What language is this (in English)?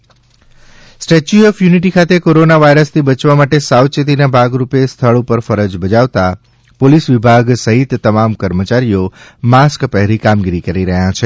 Gujarati